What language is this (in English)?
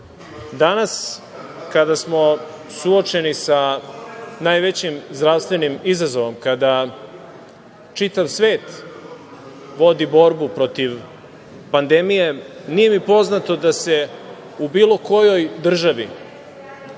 Serbian